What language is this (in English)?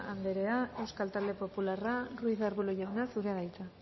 Basque